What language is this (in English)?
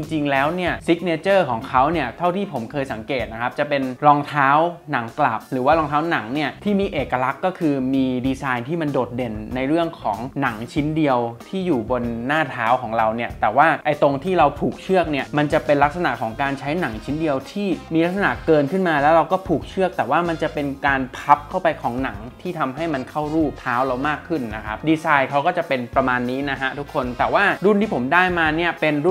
Thai